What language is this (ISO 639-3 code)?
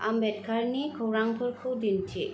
brx